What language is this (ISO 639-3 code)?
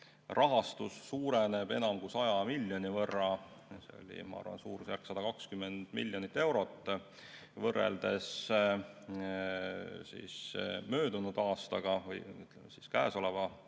est